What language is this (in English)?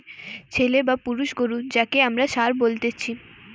Bangla